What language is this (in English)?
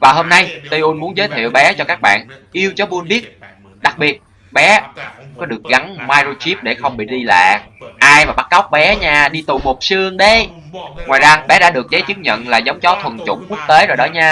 Vietnamese